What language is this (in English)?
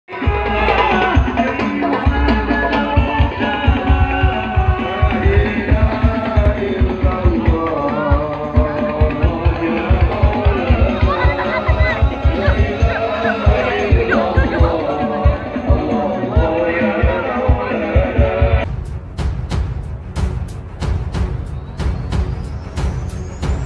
Arabic